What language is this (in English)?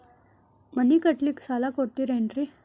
Kannada